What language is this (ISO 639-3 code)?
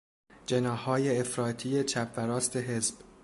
fas